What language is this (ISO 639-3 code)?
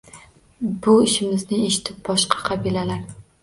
uzb